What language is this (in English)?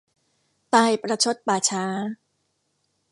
Thai